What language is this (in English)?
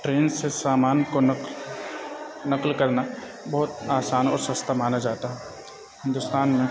Urdu